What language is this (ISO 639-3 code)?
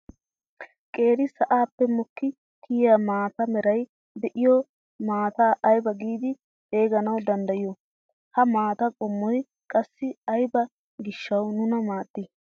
wal